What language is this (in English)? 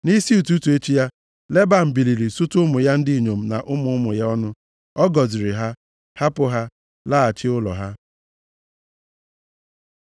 Igbo